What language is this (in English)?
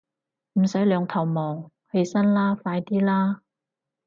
Cantonese